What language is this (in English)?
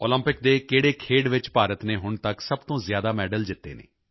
Punjabi